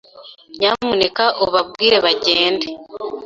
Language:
Kinyarwanda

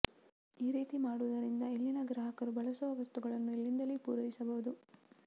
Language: Kannada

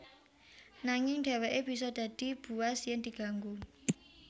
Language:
Javanese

